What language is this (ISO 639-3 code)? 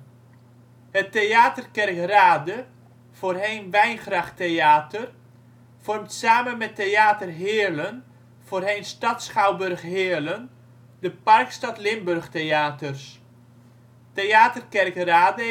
nld